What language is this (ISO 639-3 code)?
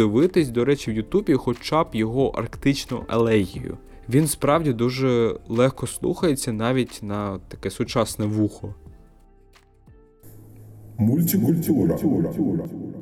ukr